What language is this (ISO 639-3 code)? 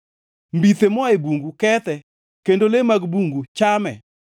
luo